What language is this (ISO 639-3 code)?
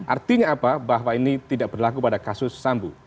ind